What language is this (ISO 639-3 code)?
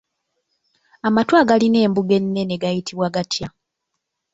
lug